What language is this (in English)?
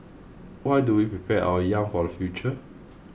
English